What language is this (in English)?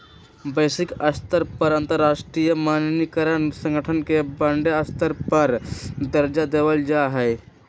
Magahi